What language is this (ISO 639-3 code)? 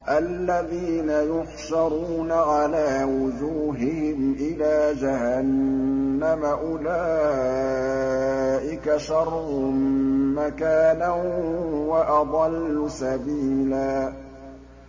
ara